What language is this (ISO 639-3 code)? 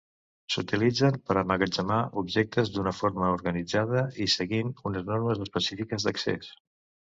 cat